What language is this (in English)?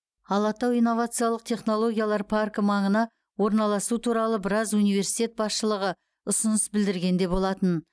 Kazakh